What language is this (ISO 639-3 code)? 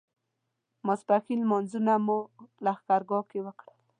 pus